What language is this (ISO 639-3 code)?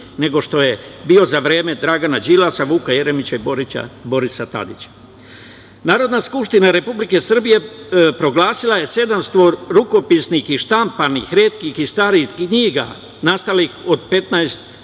srp